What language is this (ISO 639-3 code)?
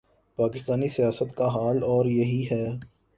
urd